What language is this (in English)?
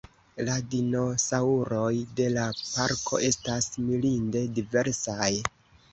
Esperanto